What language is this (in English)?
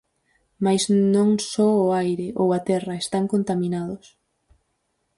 Galician